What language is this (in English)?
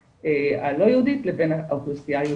Hebrew